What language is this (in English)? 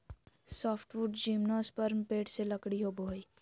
Magahi